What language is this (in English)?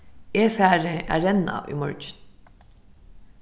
Faroese